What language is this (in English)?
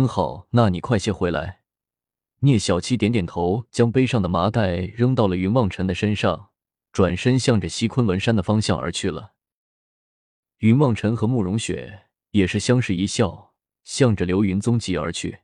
Chinese